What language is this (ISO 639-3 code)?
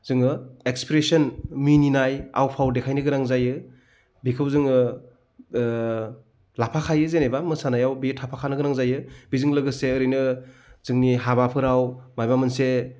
brx